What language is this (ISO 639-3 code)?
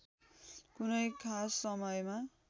nep